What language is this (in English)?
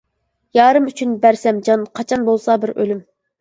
Uyghur